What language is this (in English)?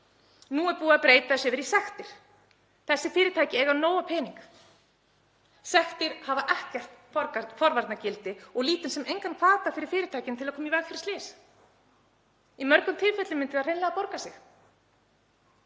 Icelandic